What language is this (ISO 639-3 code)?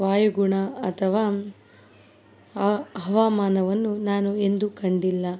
kan